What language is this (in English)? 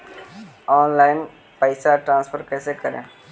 Magahi